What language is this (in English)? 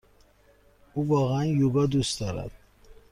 Persian